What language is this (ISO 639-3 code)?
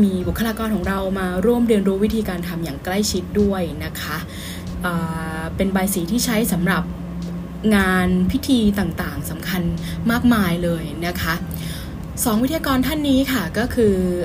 tha